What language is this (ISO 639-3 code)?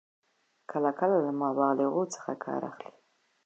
pus